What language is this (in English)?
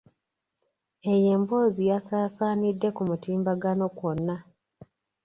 Ganda